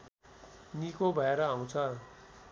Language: Nepali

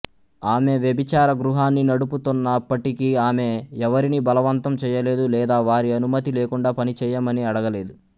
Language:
Telugu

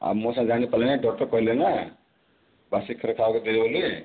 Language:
Odia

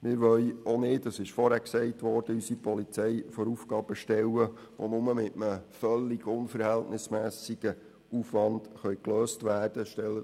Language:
Swiss German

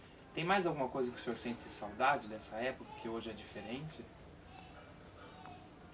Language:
Portuguese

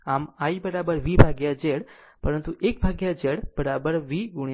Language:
Gujarati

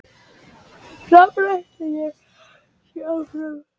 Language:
Icelandic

